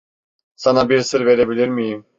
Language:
Turkish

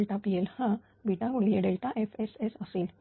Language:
Marathi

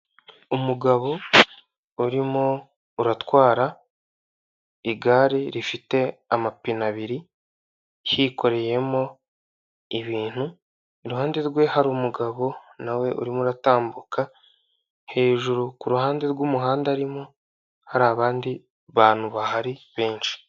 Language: Kinyarwanda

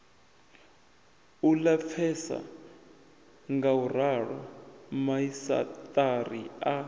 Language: Venda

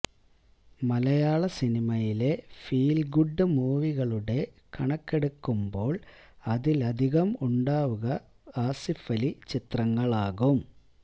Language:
Malayalam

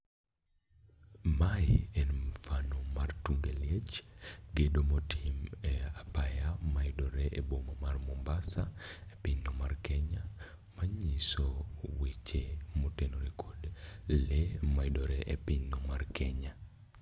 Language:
Luo (Kenya and Tanzania)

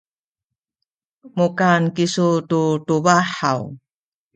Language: Sakizaya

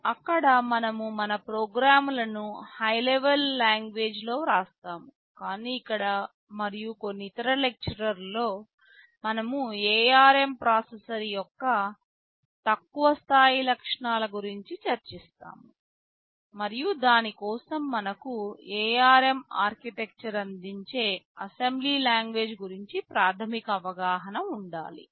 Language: Telugu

